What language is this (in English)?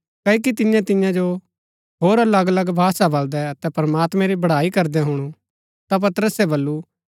Gaddi